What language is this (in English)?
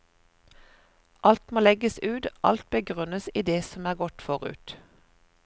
Norwegian